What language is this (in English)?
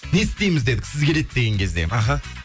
Kazakh